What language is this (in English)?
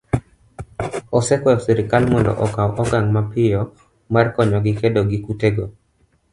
Luo (Kenya and Tanzania)